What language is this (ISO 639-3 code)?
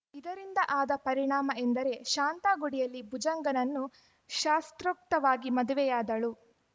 kan